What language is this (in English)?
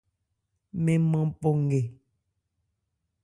Ebrié